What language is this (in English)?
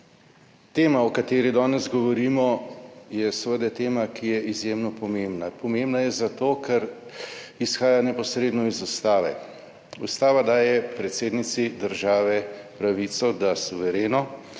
Slovenian